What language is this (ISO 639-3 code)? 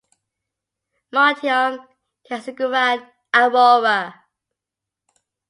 eng